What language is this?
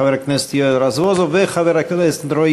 Hebrew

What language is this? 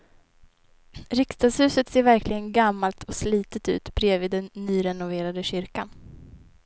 Swedish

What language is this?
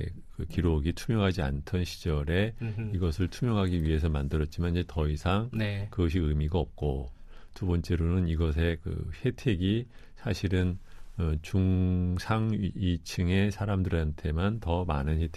Korean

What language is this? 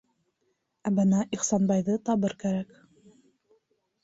Bashkir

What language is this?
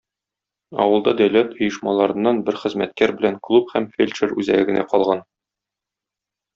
Tatar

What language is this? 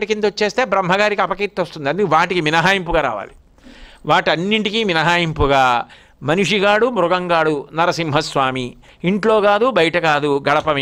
Telugu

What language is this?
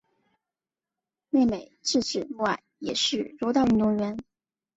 Chinese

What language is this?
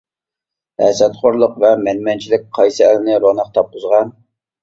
Uyghur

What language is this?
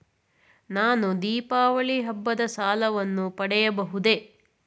Kannada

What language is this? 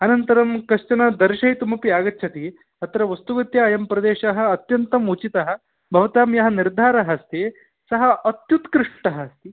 Sanskrit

